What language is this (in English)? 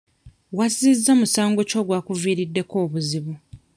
Ganda